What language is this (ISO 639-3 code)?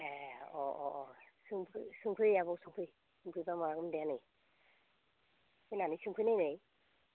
brx